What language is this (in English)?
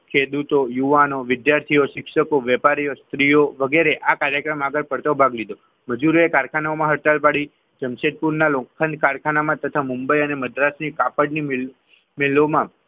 Gujarati